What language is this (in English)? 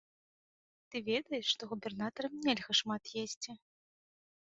Belarusian